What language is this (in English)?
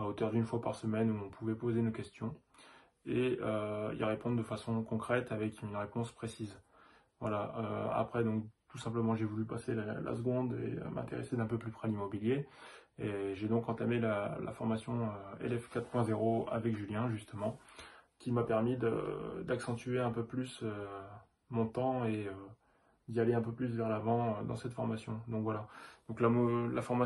French